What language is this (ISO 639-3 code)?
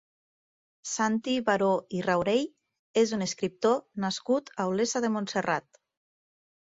cat